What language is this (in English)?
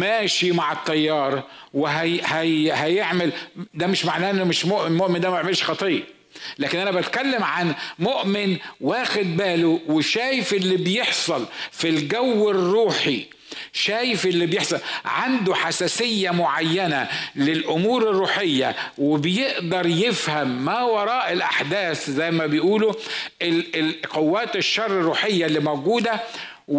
Arabic